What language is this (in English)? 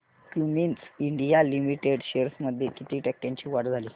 Marathi